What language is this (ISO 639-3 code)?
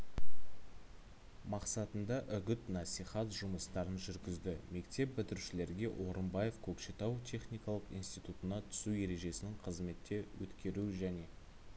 kaz